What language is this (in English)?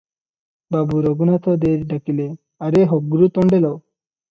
Odia